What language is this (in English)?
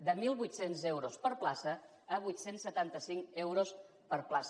Catalan